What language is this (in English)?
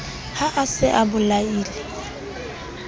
Southern Sotho